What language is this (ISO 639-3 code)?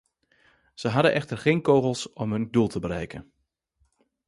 nld